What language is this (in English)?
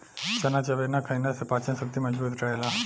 Bhojpuri